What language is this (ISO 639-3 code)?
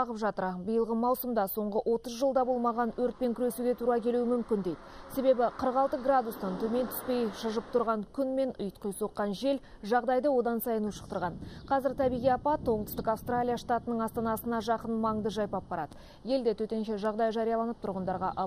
ukr